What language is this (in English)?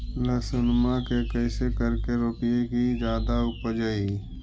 Magahi